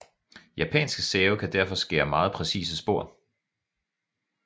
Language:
Danish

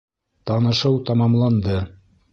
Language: Bashkir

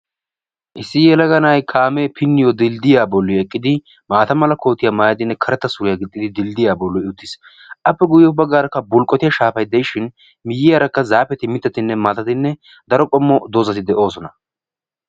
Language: Wolaytta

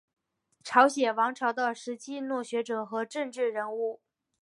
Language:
Chinese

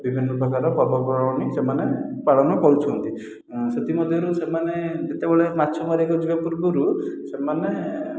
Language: Odia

